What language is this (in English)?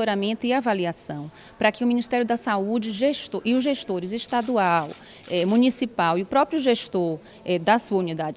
Portuguese